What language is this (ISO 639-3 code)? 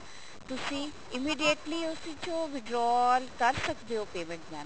pan